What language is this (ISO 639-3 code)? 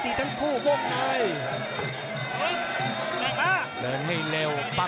tha